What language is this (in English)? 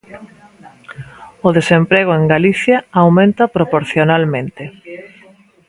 Galician